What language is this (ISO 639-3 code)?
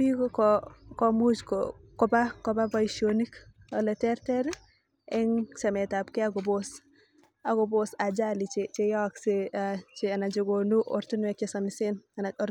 kln